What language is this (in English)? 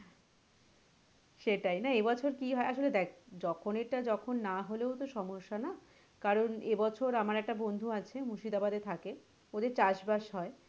Bangla